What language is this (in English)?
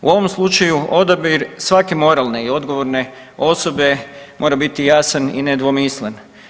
Croatian